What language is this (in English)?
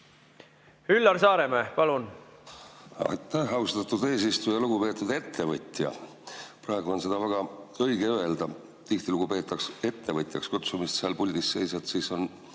Estonian